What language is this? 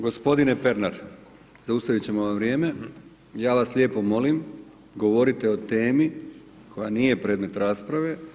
Croatian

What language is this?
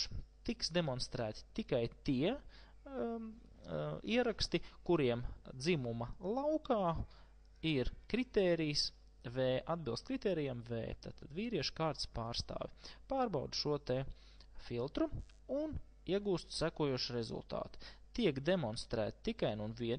Latvian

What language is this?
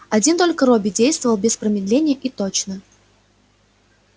Russian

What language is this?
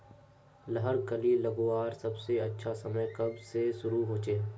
Magahi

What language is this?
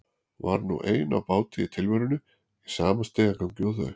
Icelandic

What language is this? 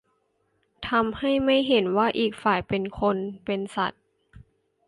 Thai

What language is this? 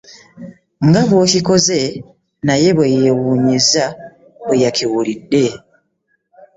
Ganda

